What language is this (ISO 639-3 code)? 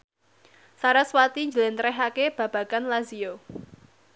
jav